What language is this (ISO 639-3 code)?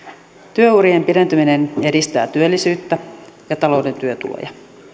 fin